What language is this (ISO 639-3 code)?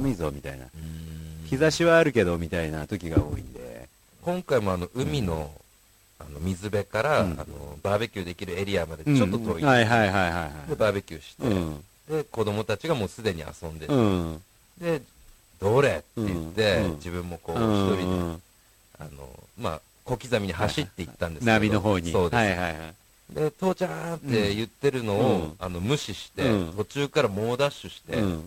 jpn